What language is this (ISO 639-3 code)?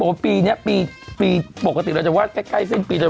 tha